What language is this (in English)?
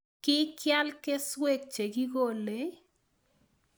Kalenjin